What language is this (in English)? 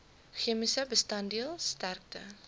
Afrikaans